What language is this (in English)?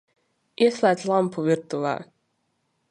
Latvian